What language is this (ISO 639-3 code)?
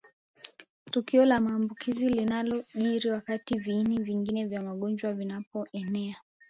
swa